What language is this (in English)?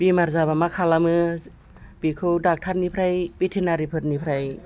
Bodo